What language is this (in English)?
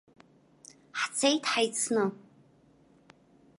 Abkhazian